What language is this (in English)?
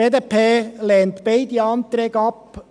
Swiss German